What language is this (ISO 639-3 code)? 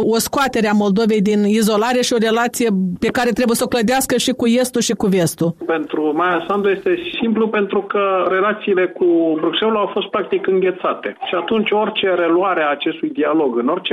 ron